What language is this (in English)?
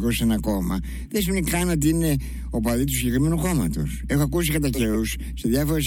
Greek